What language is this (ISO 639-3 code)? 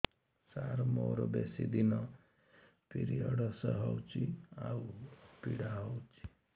ori